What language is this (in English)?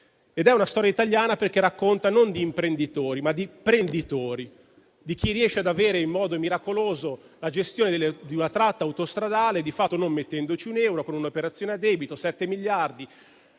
Italian